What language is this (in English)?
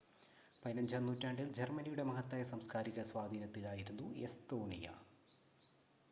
Malayalam